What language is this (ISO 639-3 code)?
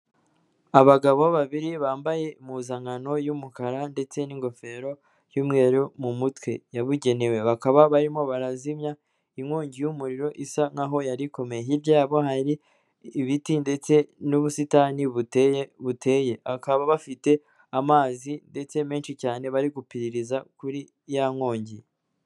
kin